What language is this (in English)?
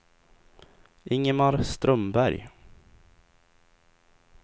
Swedish